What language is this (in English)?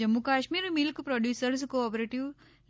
Gujarati